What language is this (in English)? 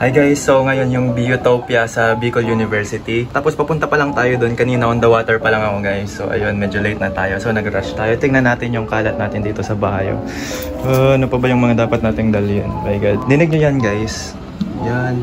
Filipino